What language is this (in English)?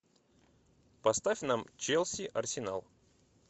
Russian